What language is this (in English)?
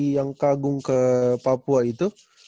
Indonesian